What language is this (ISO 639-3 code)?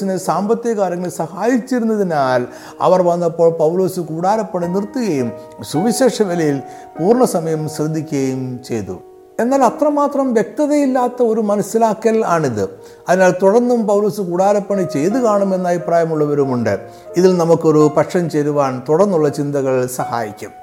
mal